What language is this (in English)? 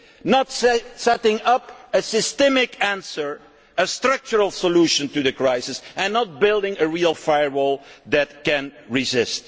English